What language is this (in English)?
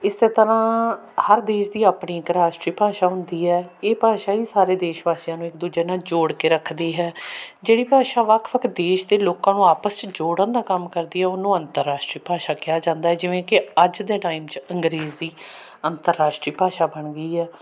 Punjabi